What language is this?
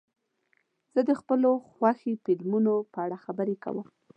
Pashto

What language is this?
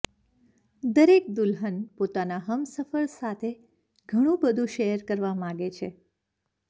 Gujarati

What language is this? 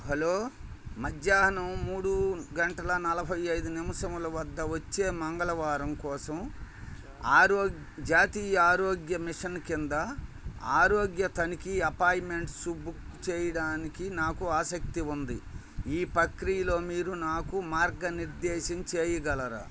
Telugu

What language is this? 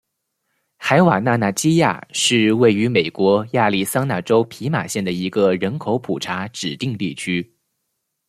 Chinese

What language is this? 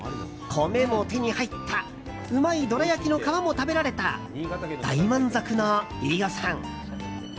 Japanese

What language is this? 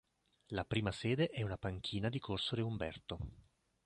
Italian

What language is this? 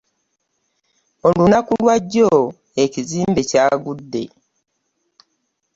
Ganda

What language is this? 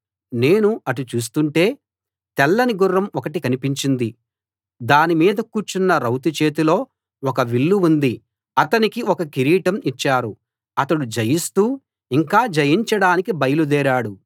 Telugu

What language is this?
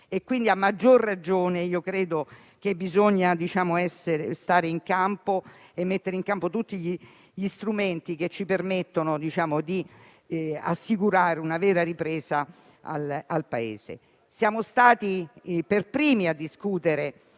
Italian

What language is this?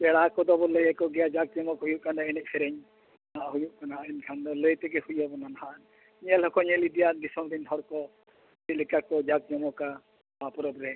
Santali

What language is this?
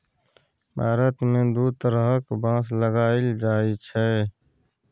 Maithili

